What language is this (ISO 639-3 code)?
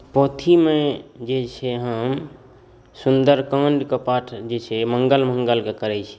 mai